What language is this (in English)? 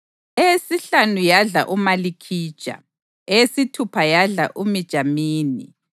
North Ndebele